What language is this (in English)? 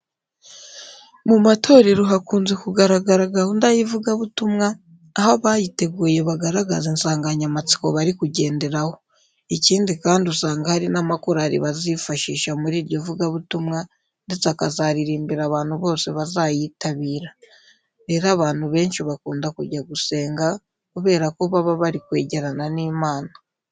Kinyarwanda